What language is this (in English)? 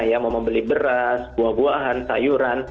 Indonesian